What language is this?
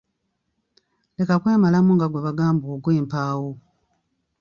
Ganda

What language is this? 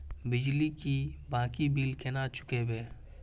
Maithili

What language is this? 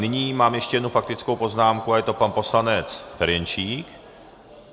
Czech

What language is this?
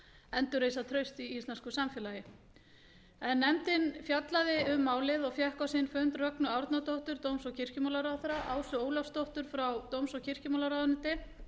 Icelandic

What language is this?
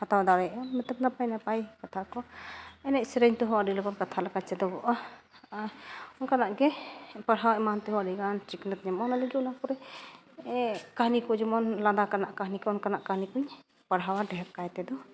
Santali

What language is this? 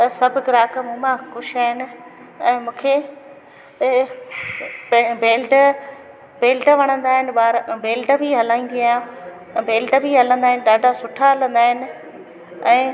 Sindhi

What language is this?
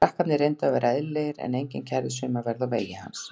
Icelandic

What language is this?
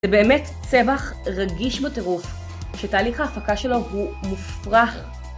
Hebrew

